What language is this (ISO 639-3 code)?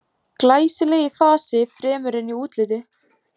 isl